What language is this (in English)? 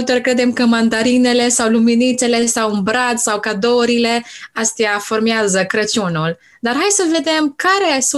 Romanian